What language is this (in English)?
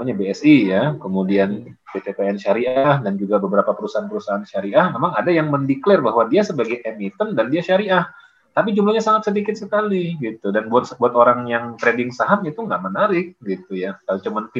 Indonesian